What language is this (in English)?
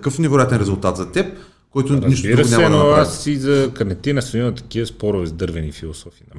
Bulgarian